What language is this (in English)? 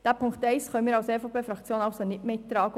Swiss German